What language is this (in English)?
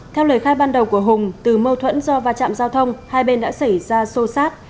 Vietnamese